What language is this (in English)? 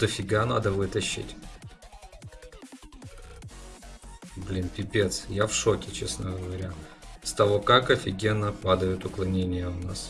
Russian